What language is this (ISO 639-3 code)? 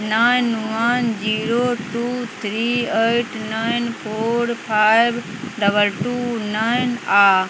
mai